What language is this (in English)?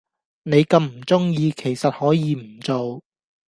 Cantonese